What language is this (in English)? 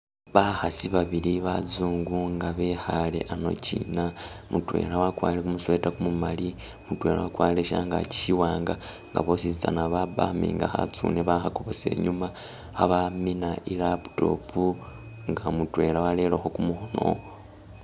Masaaba